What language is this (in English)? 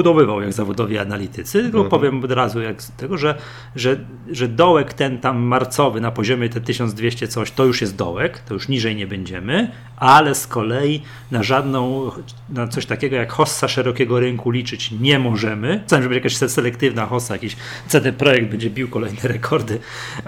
Polish